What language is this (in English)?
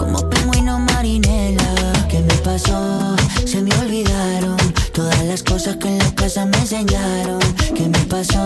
Spanish